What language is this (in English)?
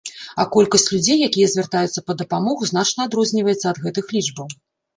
Belarusian